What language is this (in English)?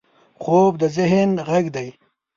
Pashto